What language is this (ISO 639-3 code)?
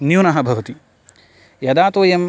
san